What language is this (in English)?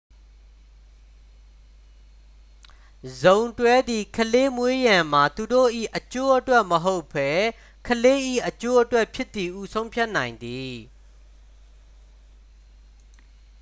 Burmese